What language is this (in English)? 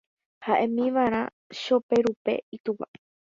Guarani